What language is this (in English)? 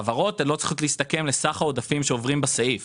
Hebrew